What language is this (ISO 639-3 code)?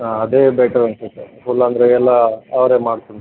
kan